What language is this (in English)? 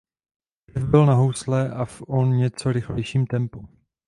Czech